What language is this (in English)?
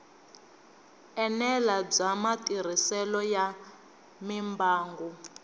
Tsonga